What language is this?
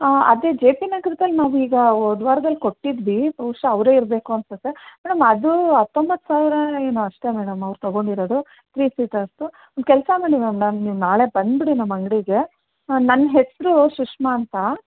Kannada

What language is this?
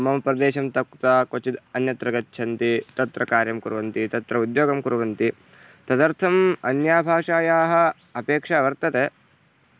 Sanskrit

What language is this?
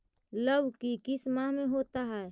Magahi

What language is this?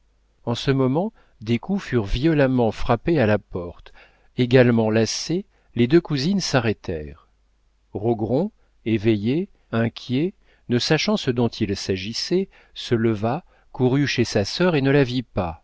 French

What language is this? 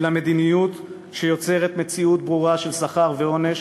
Hebrew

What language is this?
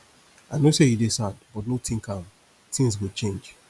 Nigerian Pidgin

